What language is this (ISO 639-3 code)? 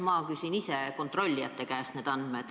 est